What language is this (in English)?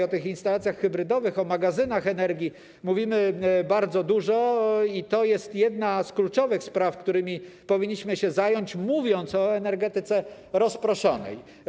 Polish